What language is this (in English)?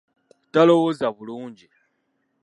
Ganda